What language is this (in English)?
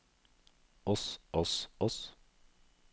Norwegian